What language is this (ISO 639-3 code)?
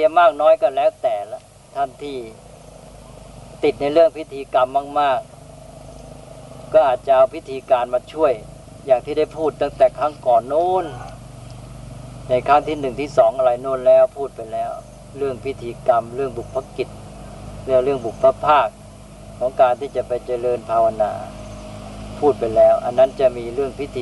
tha